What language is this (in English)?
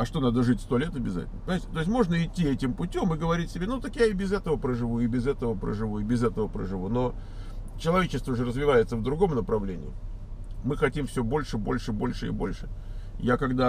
Russian